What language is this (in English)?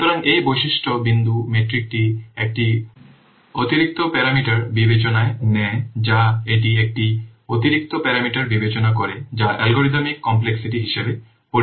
Bangla